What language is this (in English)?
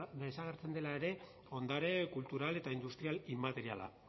Basque